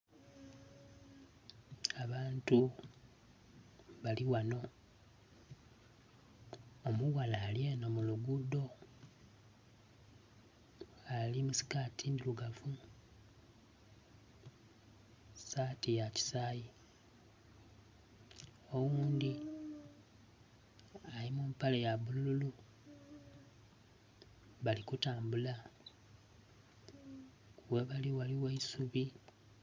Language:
Soga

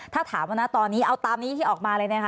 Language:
Thai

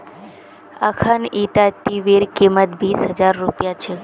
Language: Magahi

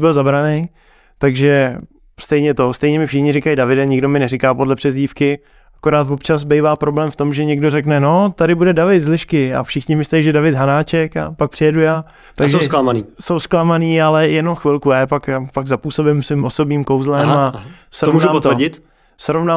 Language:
Czech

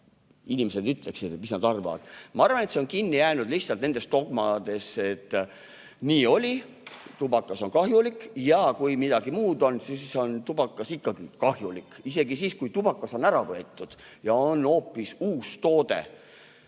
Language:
Estonian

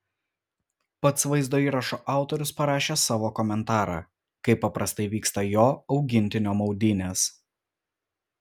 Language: Lithuanian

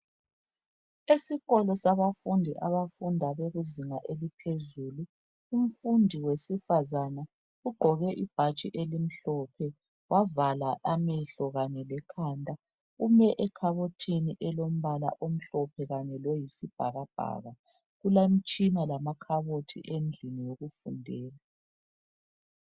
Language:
North Ndebele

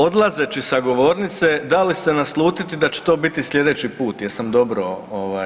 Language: Croatian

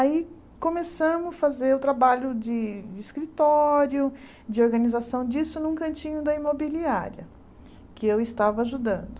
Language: Portuguese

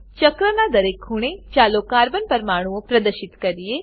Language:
Gujarati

